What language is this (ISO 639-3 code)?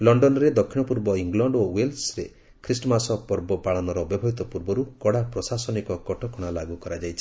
ori